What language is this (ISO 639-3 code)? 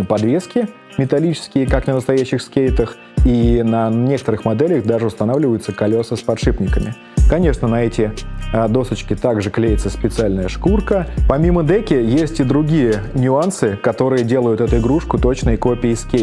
rus